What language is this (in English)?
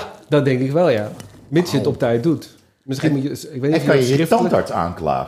Dutch